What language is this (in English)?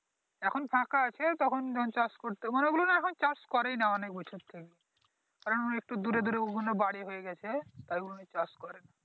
Bangla